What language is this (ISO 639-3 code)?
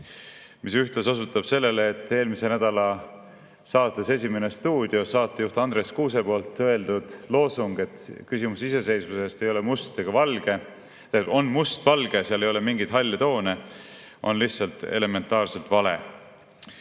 est